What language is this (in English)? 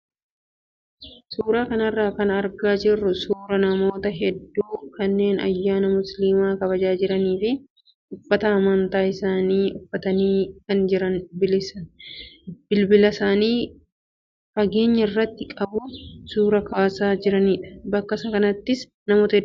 Oromo